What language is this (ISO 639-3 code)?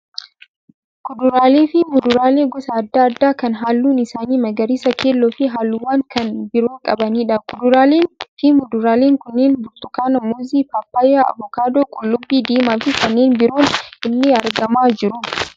orm